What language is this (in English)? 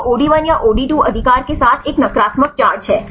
Hindi